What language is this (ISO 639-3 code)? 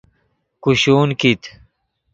ydg